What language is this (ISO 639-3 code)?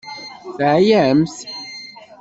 kab